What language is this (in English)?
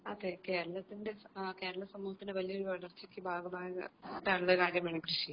Malayalam